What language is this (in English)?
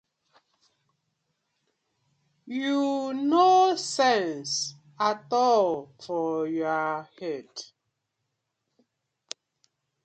Nigerian Pidgin